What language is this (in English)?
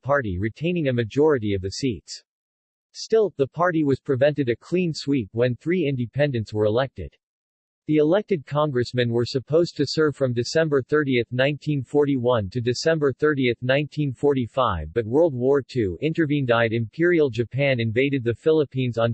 English